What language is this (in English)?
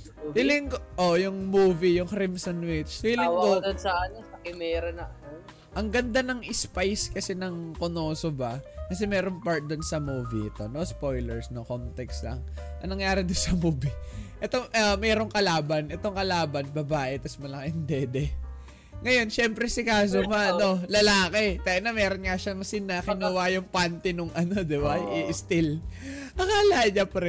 Filipino